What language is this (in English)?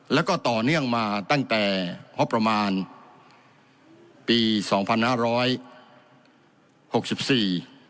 Thai